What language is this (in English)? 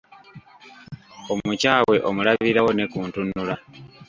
Ganda